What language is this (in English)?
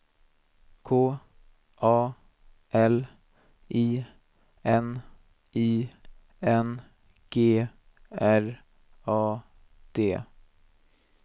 Swedish